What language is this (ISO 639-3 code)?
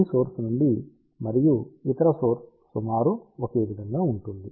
tel